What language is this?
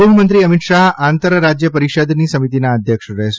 Gujarati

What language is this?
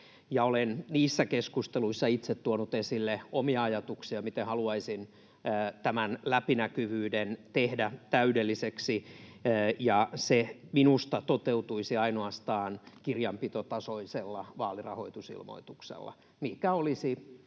Finnish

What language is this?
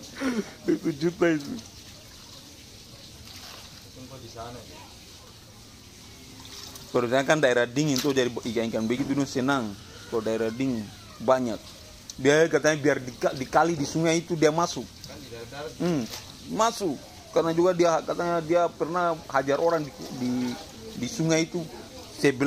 Indonesian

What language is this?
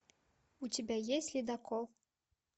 Russian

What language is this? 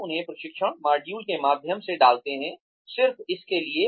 Hindi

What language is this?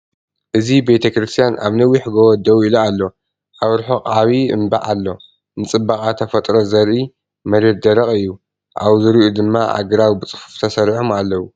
Tigrinya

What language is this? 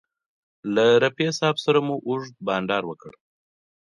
Pashto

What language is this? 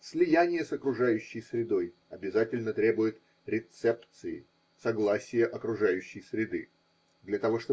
Russian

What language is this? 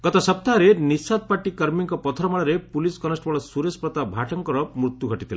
Odia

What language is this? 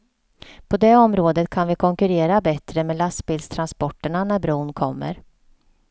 Swedish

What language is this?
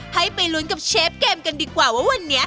Thai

